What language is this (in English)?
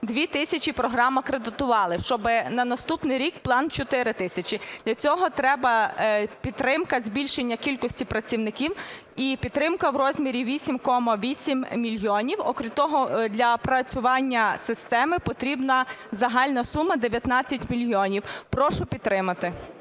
Ukrainian